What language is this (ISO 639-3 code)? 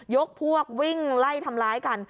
tha